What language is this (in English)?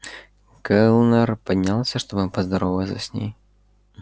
Russian